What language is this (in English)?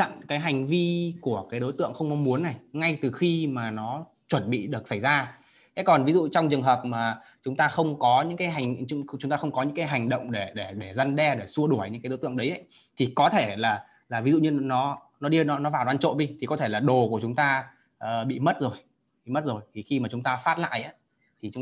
Vietnamese